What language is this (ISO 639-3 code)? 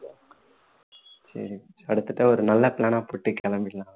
tam